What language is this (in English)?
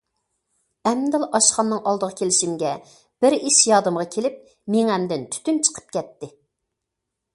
Uyghur